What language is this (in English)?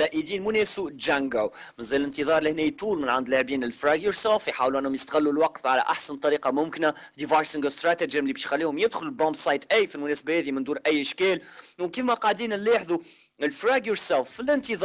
Arabic